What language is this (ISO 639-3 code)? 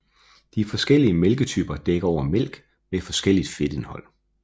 dan